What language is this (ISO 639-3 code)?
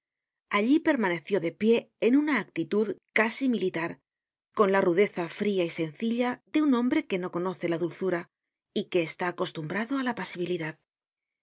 spa